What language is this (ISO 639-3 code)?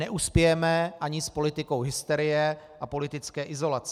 ces